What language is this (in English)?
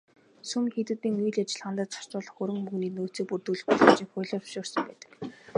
Mongolian